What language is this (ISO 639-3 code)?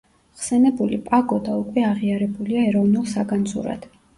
kat